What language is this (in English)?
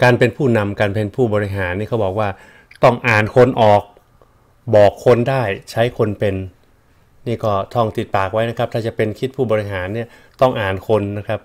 Thai